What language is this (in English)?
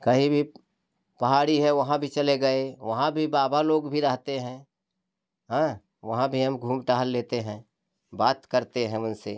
Hindi